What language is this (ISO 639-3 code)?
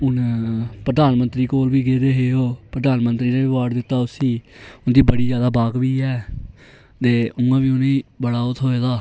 doi